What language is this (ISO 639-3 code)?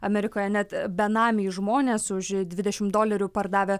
lit